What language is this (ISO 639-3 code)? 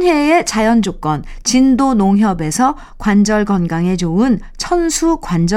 kor